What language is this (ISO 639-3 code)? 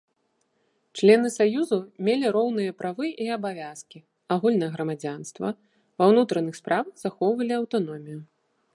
bel